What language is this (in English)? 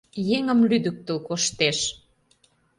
Mari